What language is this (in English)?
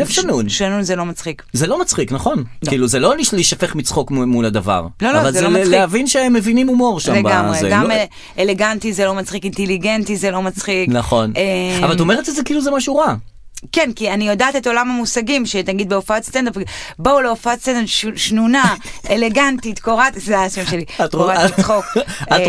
Hebrew